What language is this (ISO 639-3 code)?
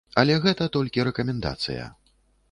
bel